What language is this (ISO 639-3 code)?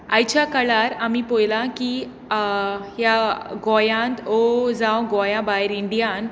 kok